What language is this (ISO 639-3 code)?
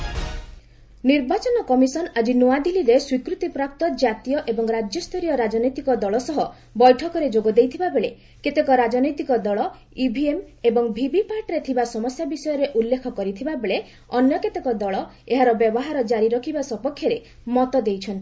ori